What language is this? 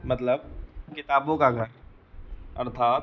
Hindi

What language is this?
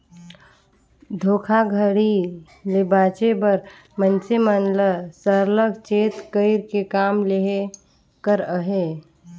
Chhattisgarhi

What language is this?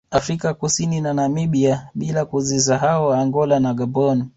Swahili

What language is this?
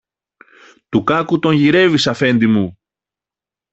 Greek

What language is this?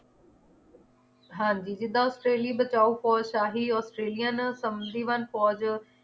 Punjabi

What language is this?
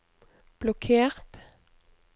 Norwegian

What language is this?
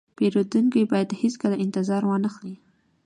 Pashto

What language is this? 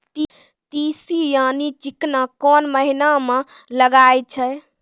Maithili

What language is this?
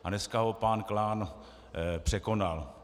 Czech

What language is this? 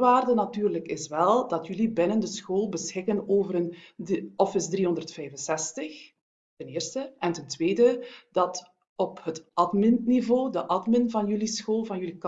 Dutch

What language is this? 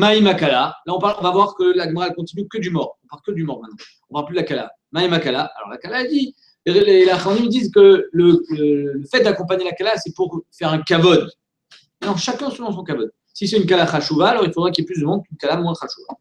French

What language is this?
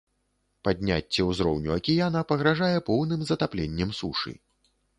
Belarusian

